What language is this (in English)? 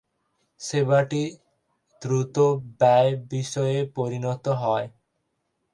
Bangla